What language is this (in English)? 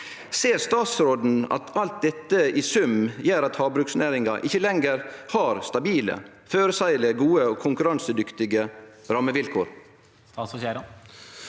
Norwegian